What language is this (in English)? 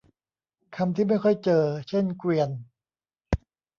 Thai